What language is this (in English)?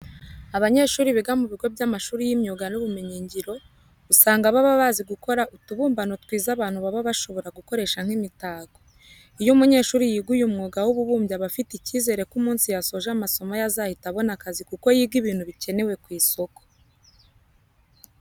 Kinyarwanda